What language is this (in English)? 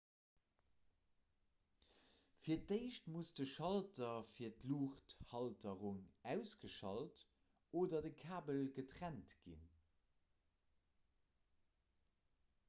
Luxembourgish